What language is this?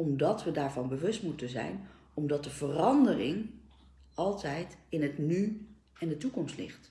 Dutch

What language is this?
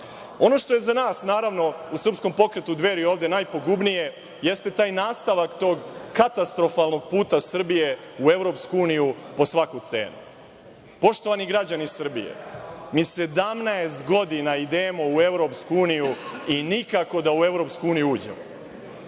Serbian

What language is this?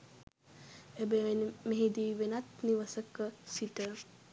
Sinhala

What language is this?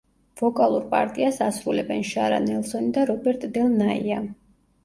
Georgian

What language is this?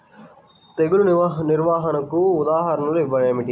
Telugu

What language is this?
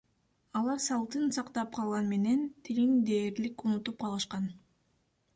Kyrgyz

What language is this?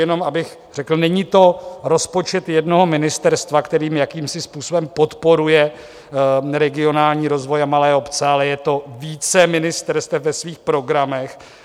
Czech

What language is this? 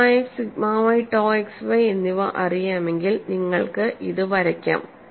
Malayalam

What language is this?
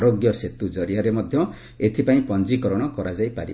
Odia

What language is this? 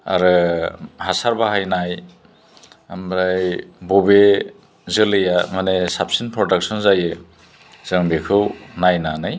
Bodo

